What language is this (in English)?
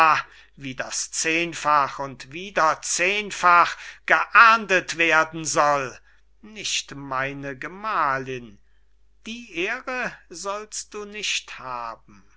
German